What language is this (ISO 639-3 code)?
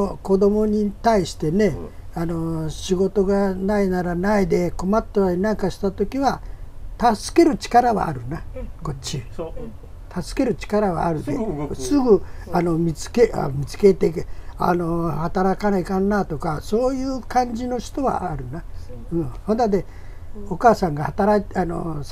jpn